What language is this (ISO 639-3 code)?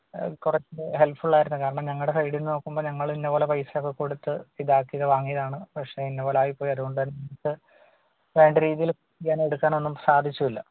mal